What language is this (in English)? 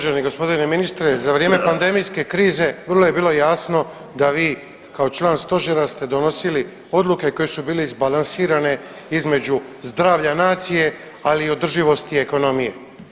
Croatian